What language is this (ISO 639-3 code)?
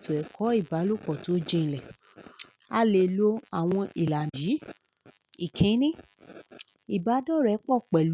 yor